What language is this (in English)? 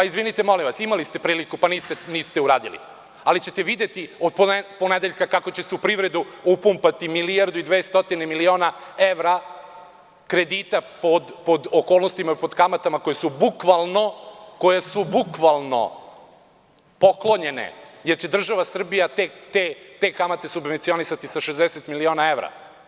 Serbian